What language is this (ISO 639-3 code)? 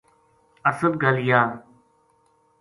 gju